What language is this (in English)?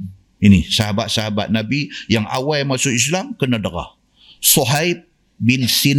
Malay